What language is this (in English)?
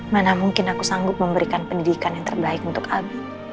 Indonesian